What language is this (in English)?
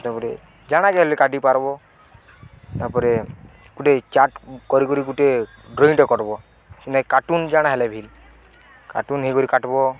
Odia